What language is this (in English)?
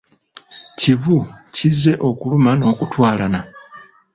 Ganda